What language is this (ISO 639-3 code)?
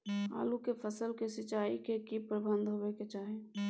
mai